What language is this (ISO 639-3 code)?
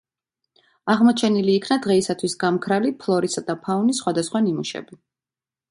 kat